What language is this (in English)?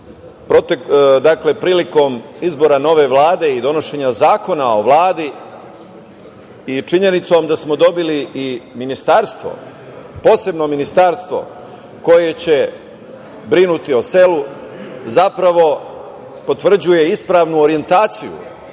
Serbian